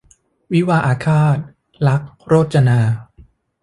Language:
Thai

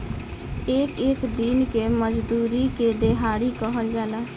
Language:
Bhojpuri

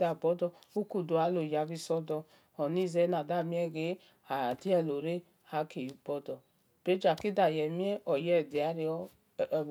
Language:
Esan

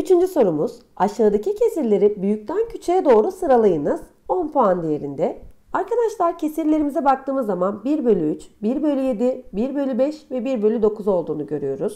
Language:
Turkish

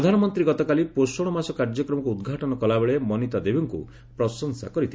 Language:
Odia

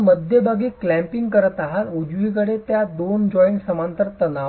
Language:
Marathi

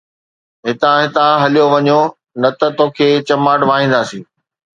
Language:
Sindhi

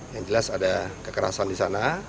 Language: Indonesian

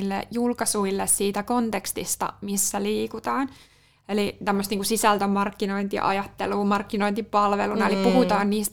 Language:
Finnish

